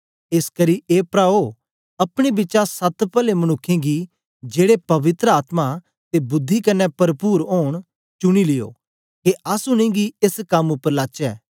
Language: Dogri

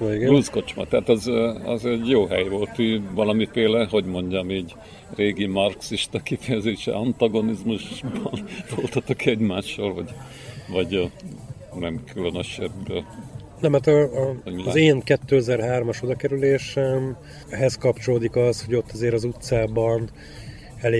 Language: Hungarian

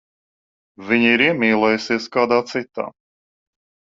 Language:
Latvian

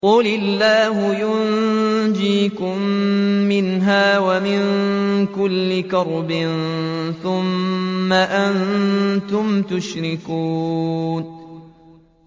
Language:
Arabic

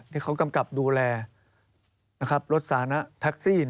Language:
Thai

